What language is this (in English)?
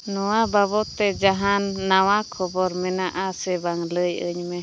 Santali